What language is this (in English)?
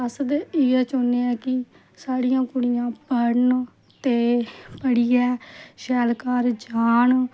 Dogri